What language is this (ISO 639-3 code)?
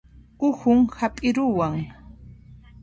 qxp